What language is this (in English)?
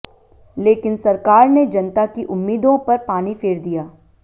Hindi